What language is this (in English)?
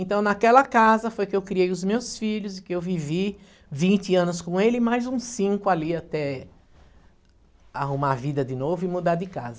Portuguese